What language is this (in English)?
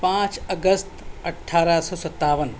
Urdu